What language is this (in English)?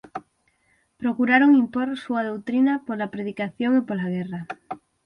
Galician